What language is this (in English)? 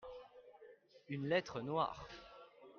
French